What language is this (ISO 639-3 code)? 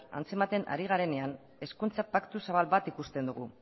eus